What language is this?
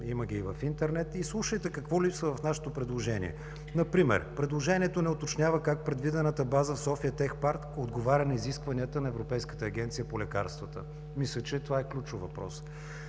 Bulgarian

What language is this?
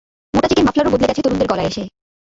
Bangla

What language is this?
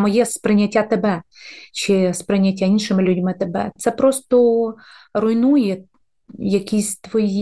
Ukrainian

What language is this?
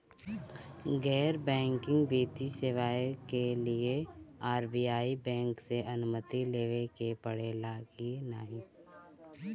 Bhojpuri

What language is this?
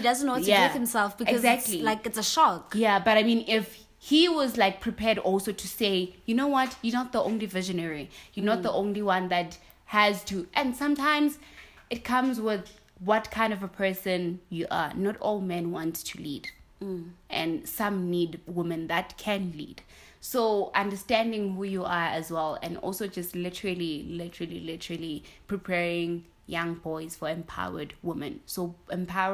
English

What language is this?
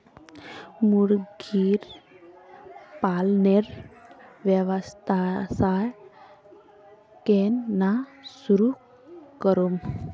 Magahi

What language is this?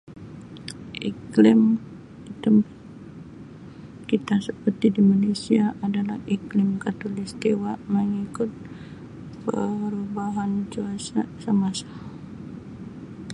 Sabah Malay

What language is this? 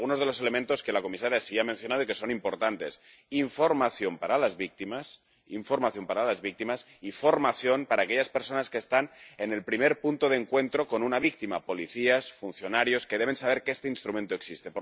Spanish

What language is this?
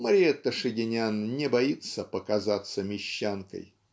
Russian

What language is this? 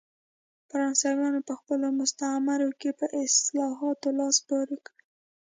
Pashto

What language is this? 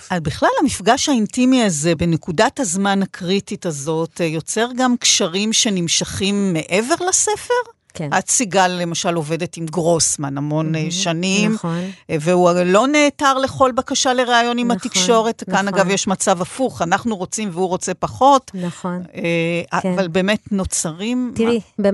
Hebrew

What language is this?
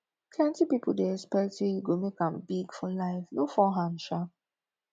Nigerian Pidgin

